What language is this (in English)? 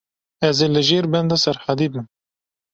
Kurdish